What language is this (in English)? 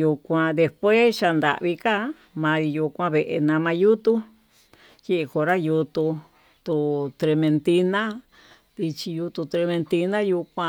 Tututepec Mixtec